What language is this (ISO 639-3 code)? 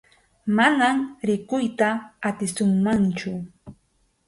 qxu